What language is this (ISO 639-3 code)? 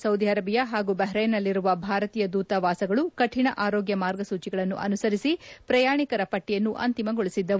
kan